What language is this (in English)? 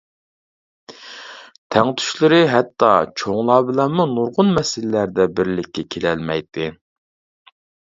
Uyghur